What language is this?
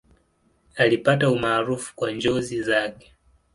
Swahili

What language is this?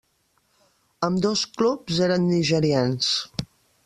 Catalan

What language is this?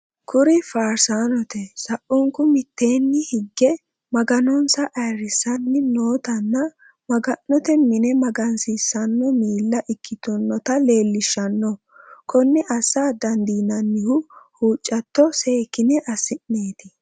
Sidamo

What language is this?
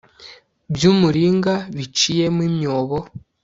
Kinyarwanda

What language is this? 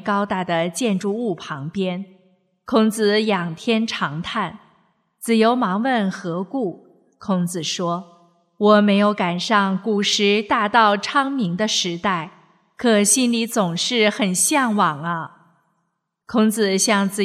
Chinese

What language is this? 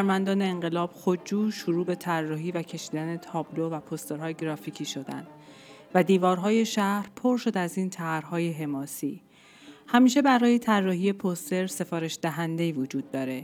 Persian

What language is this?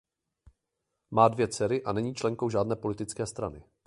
Czech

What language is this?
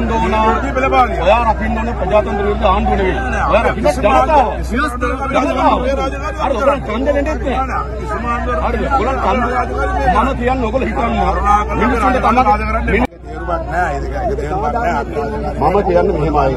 Arabic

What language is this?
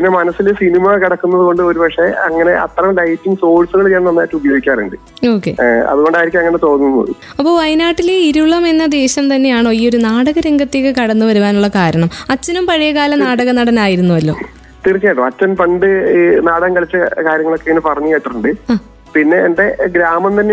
Malayalam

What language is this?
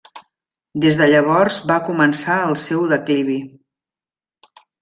Catalan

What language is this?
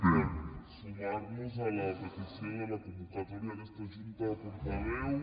Catalan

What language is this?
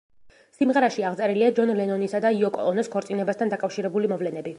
Georgian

